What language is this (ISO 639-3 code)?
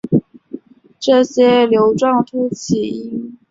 zho